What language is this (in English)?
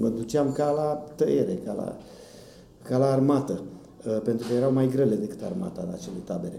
Romanian